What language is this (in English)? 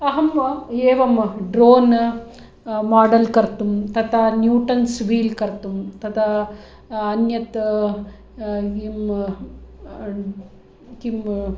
Sanskrit